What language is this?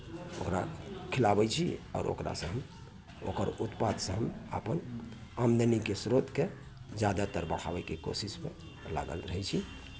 Maithili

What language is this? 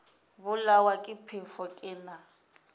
Northern Sotho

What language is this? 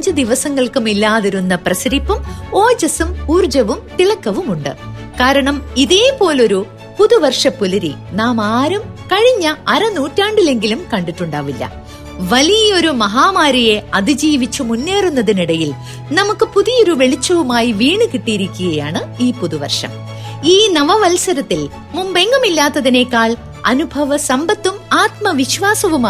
Malayalam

